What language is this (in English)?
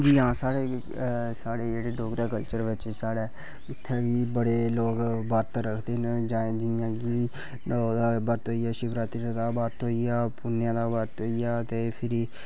Dogri